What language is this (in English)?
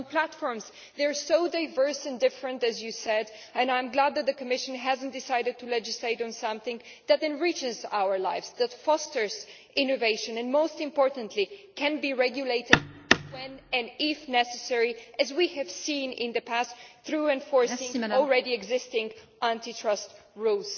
English